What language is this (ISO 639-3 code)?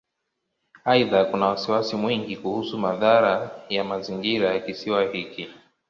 swa